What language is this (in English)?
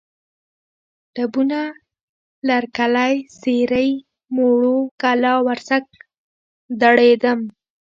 Pashto